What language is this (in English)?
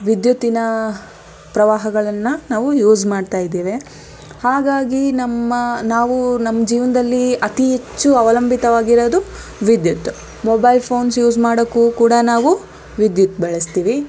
Kannada